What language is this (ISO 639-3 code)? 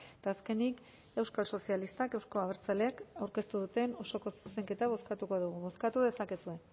eus